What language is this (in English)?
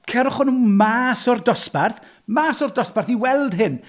Welsh